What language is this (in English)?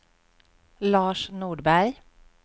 Swedish